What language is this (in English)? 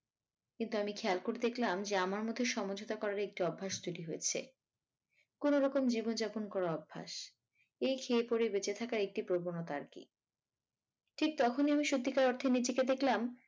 Bangla